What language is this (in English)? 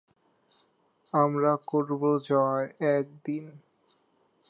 Bangla